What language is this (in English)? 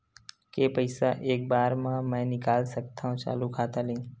Chhattisgarhi